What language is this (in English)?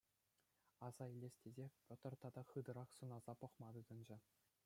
Chuvash